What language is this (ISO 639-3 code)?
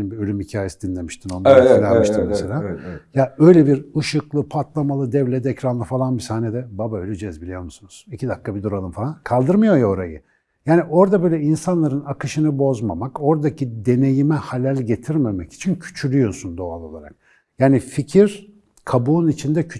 tur